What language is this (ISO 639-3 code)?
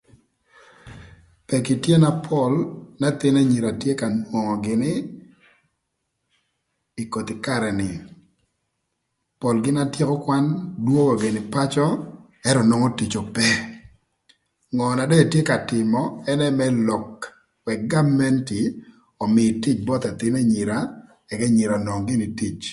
lth